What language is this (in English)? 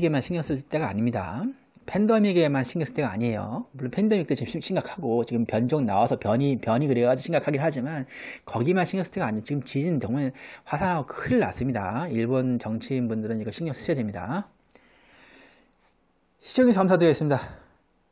Korean